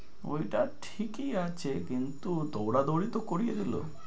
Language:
Bangla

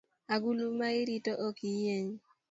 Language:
Luo (Kenya and Tanzania)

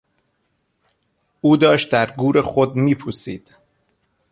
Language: Persian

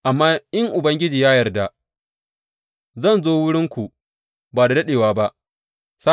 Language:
Hausa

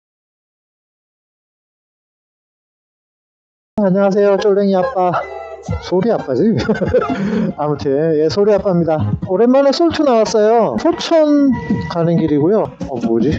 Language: Korean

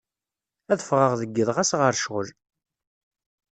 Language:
Kabyle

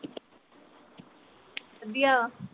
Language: Punjabi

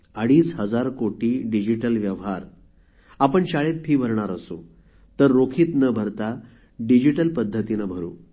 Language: Marathi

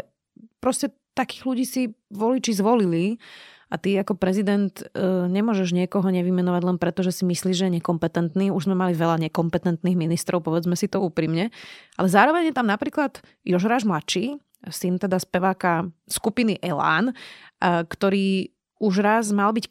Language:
Slovak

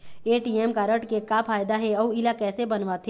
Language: Chhattisgarhi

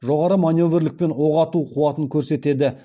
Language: Kazakh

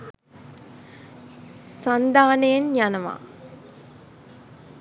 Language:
Sinhala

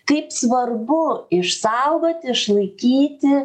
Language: Lithuanian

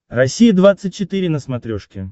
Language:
Russian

